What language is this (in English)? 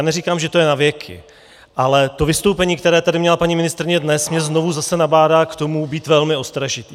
Czech